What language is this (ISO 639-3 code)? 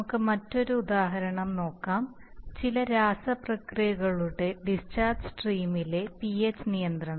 mal